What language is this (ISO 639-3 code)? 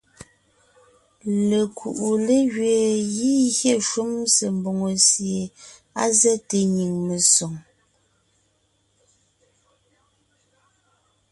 nnh